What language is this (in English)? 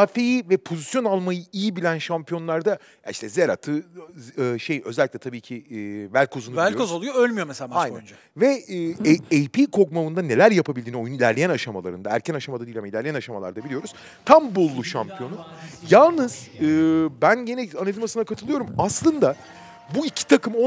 Turkish